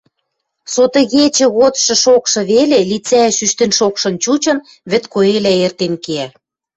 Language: Western Mari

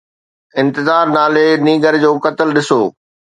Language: Sindhi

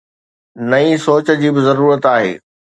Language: Sindhi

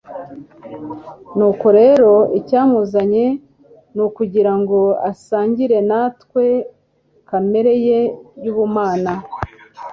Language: Kinyarwanda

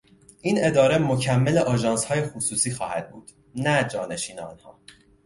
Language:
Persian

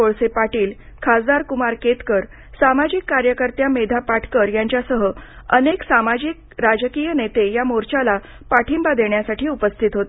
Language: Marathi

